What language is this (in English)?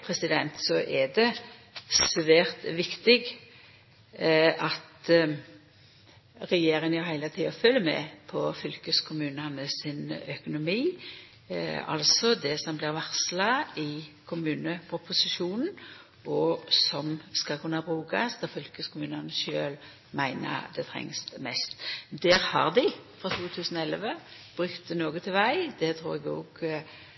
Norwegian Nynorsk